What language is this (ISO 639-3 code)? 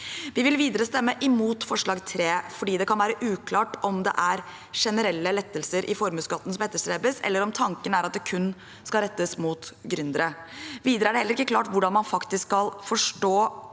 nor